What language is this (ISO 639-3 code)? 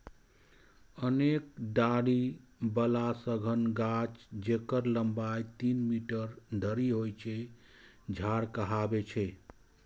mai